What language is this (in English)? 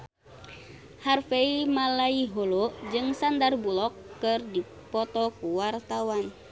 Sundanese